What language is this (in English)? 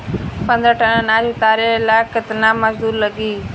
Bhojpuri